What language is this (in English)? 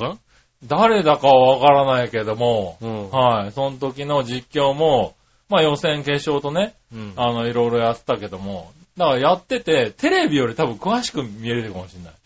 Japanese